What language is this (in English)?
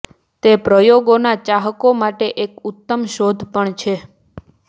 Gujarati